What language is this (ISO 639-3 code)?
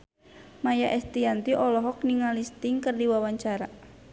sun